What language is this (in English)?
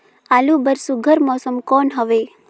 Chhattisgarhi